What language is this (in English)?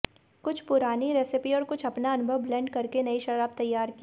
Hindi